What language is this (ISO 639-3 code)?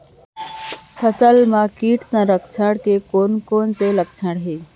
hne